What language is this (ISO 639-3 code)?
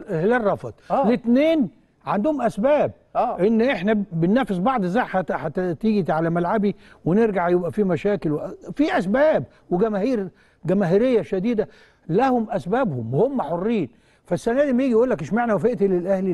ara